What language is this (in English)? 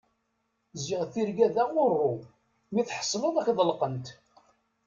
Kabyle